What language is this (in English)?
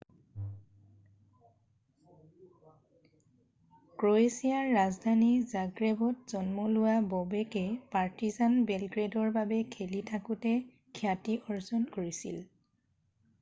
Assamese